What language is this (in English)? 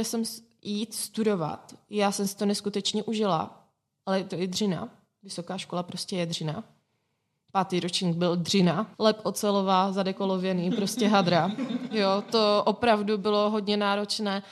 Czech